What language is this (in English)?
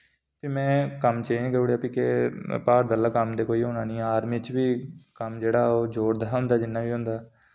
Dogri